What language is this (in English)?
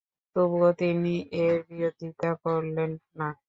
Bangla